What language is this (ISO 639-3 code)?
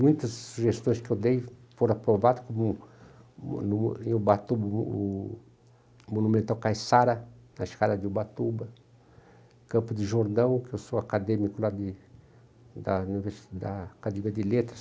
por